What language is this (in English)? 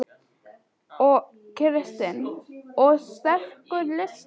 Icelandic